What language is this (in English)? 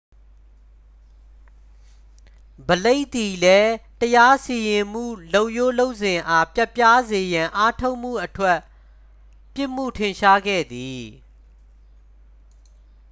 Burmese